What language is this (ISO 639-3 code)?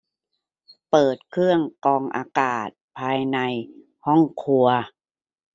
tha